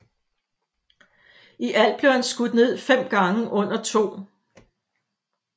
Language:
Danish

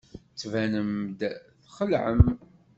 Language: Kabyle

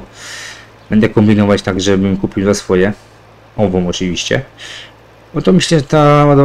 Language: Polish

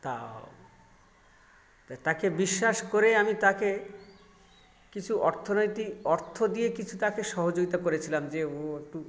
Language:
Bangla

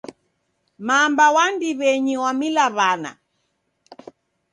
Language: Taita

